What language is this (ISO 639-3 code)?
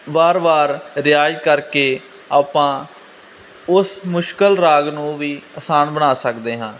pan